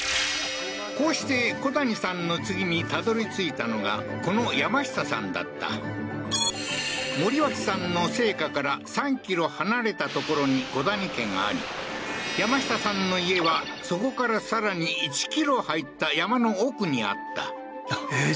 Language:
Japanese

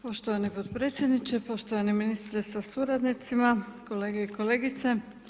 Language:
Croatian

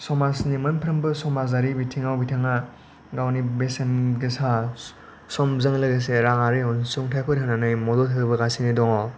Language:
Bodo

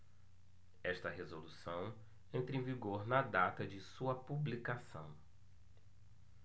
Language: Portuguese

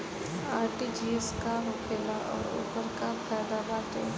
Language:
Bhojpuri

